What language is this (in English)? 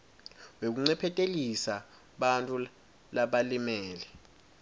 Swati